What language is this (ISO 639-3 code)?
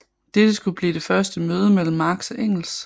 dan